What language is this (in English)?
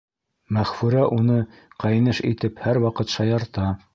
Bashkir